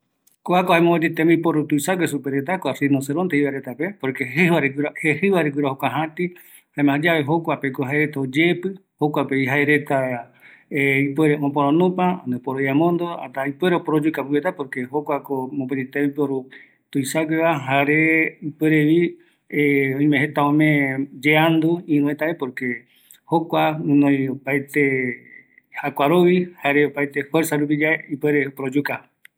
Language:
Eastern Bolivian Guaraní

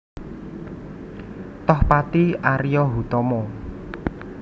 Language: Javanese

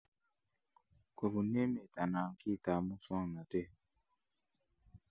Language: Kalenjin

